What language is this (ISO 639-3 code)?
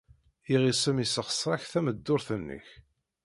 kab